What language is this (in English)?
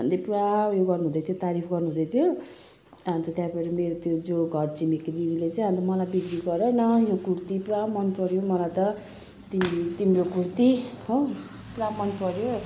Nepali